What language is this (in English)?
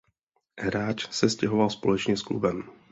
Czech